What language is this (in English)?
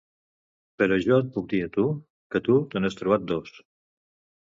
Catalan